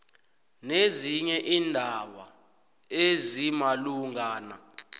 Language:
South Ndebele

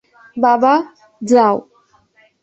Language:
Bangla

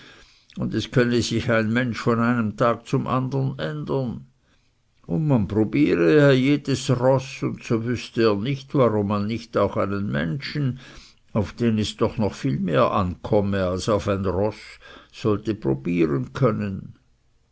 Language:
German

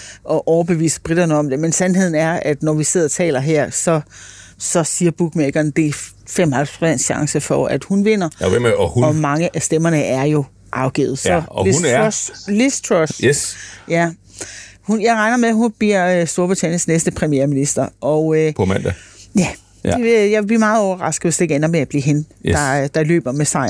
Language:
Danish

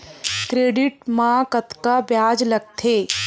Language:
Chhattisgarhi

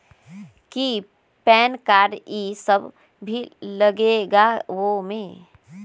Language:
Magahi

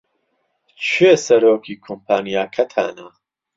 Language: Central Kurdish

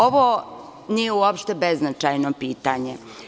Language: Serbian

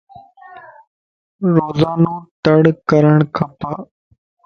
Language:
Lasi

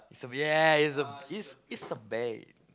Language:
English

